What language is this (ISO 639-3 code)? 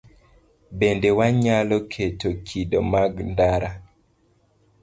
luo